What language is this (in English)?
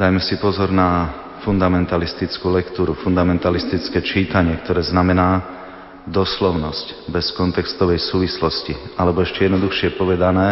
Slovak